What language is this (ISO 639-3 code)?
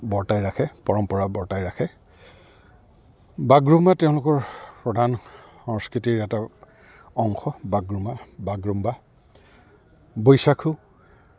asm